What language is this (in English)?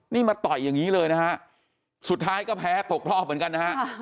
Thai